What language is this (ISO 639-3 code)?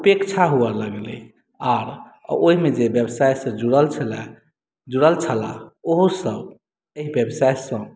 mai